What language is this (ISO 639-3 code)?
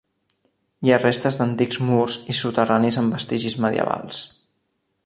cat